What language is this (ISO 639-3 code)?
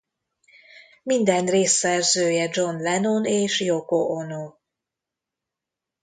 hun